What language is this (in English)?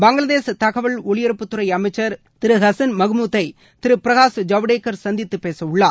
Tamil